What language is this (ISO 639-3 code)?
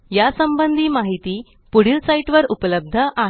mar